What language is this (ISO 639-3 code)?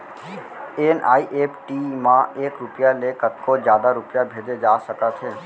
hne